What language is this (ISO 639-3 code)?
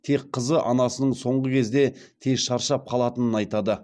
kaz